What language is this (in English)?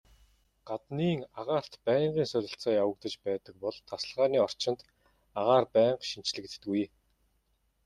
Mongolian